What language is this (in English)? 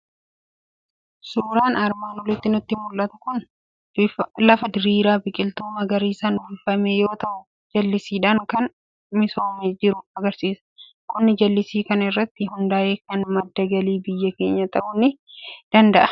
Oromo